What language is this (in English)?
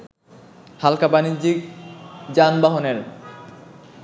Bangla